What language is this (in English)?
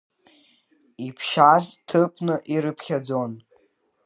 Abkhazian